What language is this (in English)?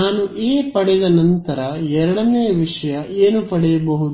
Kannada